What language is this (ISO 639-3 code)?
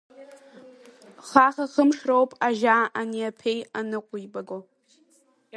abk